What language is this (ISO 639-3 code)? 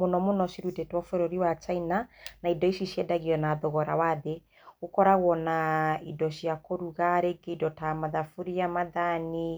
kik